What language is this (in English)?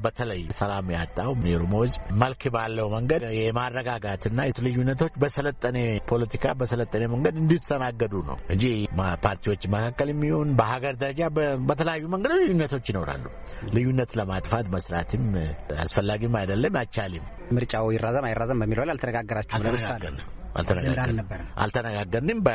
Amharic